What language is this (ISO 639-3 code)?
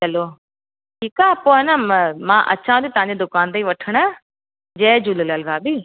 snd